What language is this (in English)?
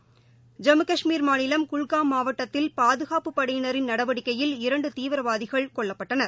Tamil